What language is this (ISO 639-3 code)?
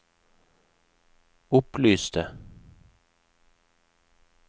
nor